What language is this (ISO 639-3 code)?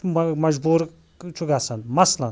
kas